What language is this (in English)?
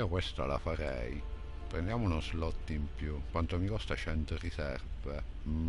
Italian